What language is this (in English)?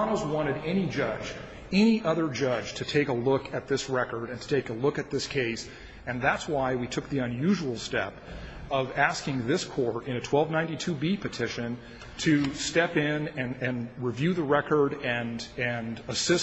English